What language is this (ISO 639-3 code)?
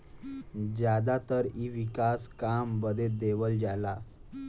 bho